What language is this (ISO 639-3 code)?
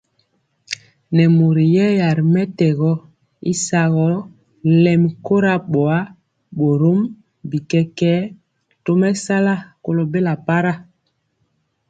mcx